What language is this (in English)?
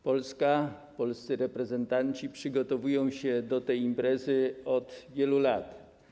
Polish